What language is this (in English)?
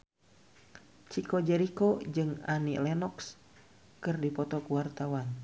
Sundanese